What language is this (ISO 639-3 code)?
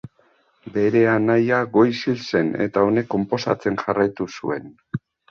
eus